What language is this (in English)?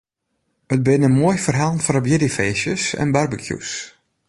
Western Frisian